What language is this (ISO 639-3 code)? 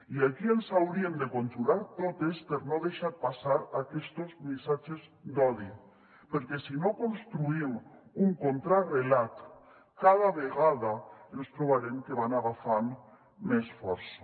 cat